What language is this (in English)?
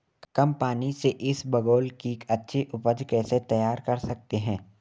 Hindi